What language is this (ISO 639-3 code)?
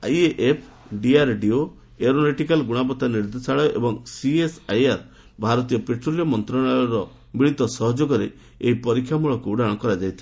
ori